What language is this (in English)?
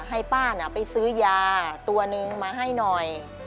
Thai